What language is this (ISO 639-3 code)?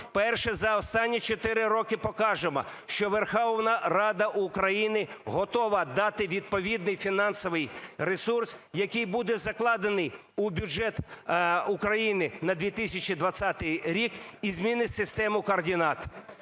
ukr